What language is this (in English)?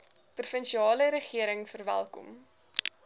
Afrikaans